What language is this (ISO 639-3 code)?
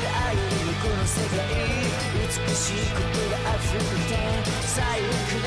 zho